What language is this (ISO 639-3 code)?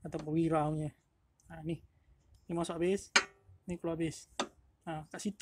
msa